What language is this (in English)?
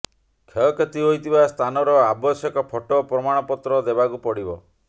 Odia